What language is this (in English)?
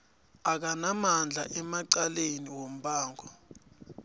South Ndebele